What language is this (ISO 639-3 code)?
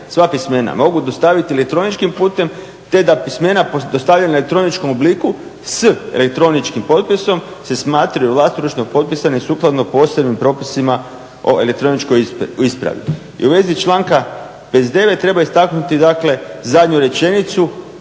hrv